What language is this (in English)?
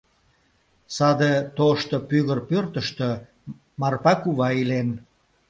Mari